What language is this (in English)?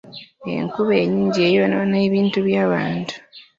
Ganda